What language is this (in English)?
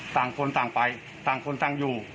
Thai